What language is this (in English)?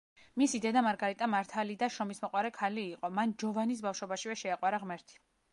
Georgian